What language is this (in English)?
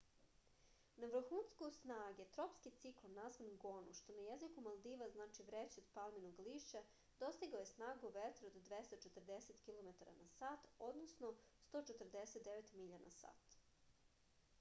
Serbian